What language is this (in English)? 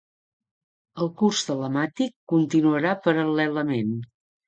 Catalan